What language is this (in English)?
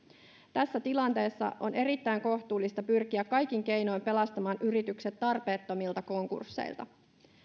Finnish